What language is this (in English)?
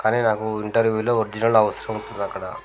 Telugu